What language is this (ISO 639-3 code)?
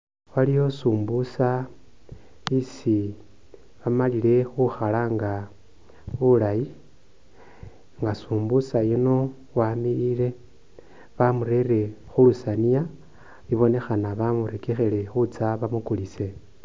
myx